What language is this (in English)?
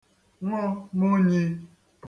Igbo